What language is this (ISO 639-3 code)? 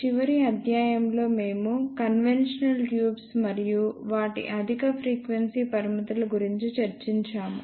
tel